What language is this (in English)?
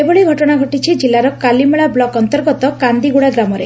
Odia